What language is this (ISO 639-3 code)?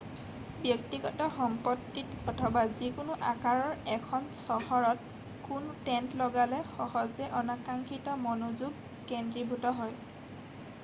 asm